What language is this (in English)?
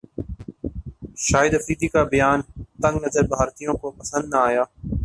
Urdu